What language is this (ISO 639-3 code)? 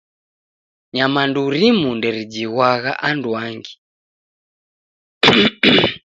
dav